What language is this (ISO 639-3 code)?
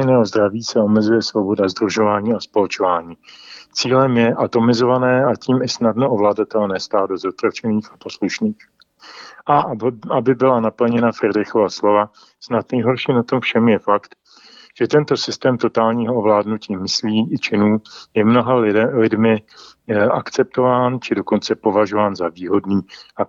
ces